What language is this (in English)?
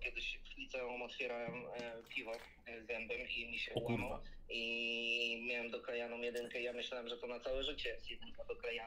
Polish